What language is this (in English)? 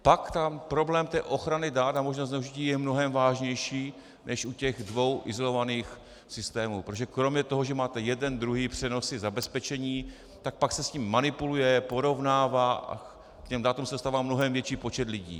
Czech